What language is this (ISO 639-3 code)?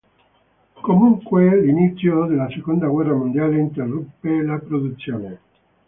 ita